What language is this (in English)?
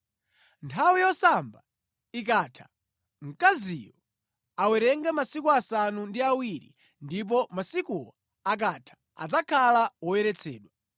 Nyanja